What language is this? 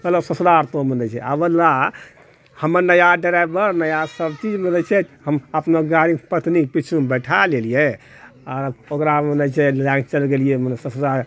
Maithili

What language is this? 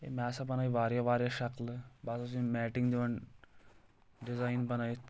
Kashmiri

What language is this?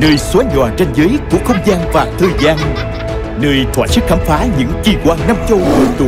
Vietnamese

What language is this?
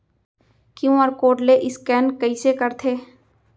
Chhattisgarhi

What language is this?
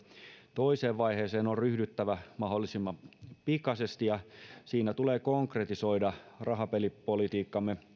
Finnish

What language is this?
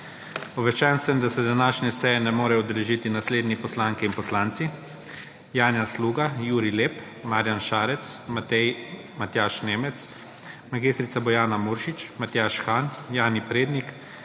Slovenian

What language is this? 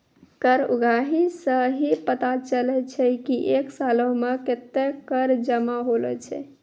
Maithili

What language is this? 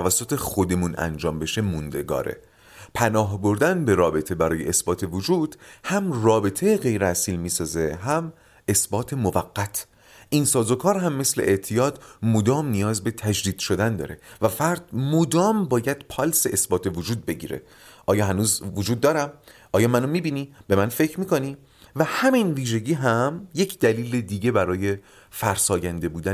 Persian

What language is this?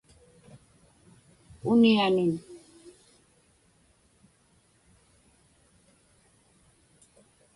Inupiaq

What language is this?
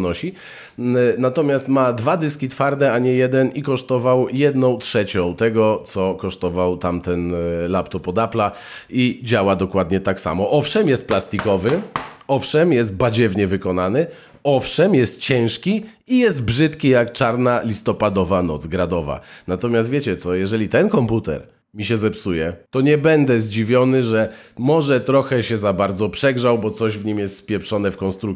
Polish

